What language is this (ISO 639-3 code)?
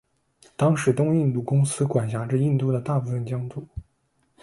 zho